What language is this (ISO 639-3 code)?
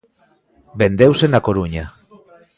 glg